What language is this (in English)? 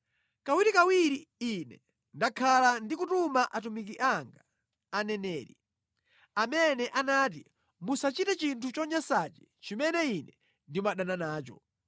Nyanja